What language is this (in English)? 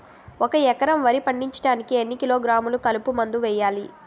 Telugu